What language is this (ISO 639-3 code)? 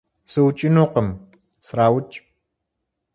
kbd